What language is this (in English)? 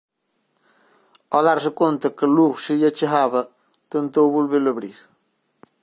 Galician